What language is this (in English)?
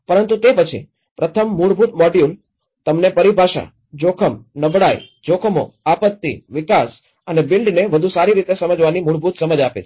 Gujarati